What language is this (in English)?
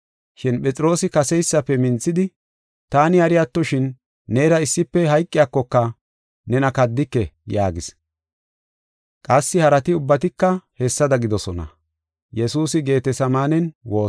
Gofa